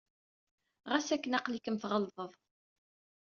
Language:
Kabyle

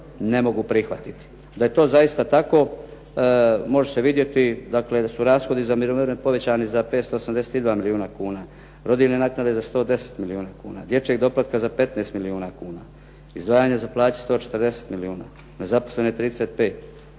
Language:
Croatian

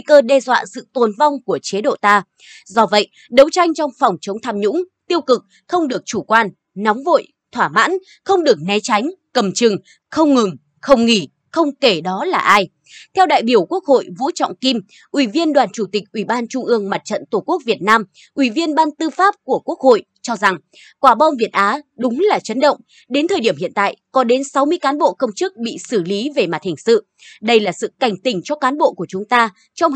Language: Vietnamese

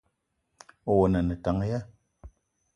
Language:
Eton (Cameroon)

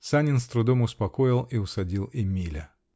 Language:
Russian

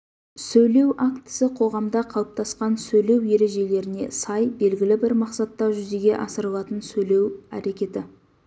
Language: Kazakh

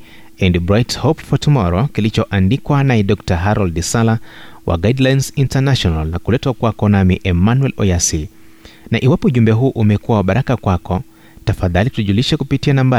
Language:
Swahili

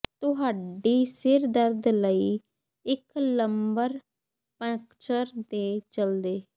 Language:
Punjabi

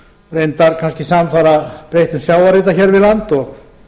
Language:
Icelandic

